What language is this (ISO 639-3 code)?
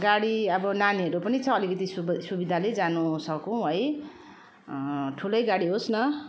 nep